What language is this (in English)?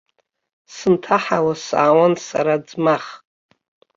Abkhazian